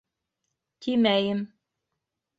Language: Bashkir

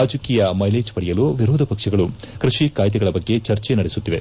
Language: Kannada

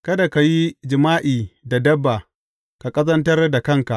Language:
Hausa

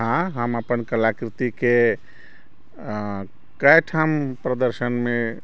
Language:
Maithili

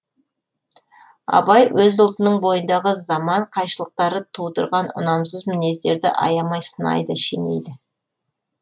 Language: Kazakh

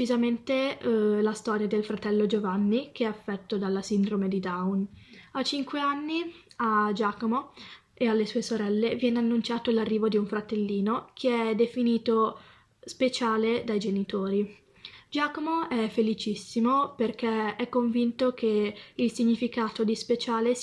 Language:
Italian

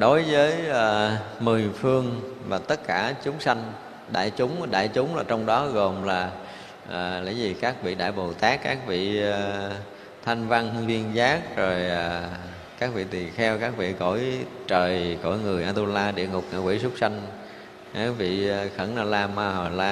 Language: Vietnamese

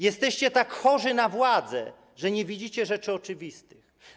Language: Polish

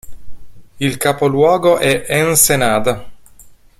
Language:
Italian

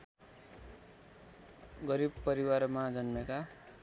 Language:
Nepali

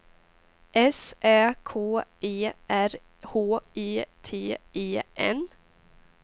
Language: Swedish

